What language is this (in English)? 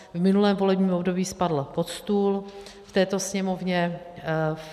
Czech